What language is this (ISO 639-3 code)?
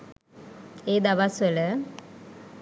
sin